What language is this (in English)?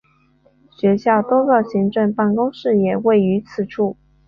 Chinese